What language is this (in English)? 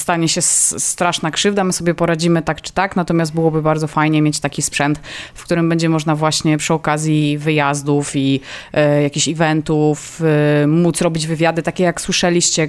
Polish